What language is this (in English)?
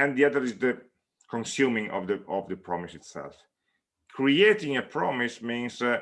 English